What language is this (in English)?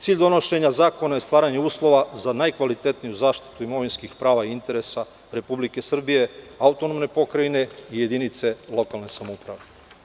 Serbian